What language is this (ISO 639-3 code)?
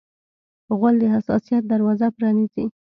pus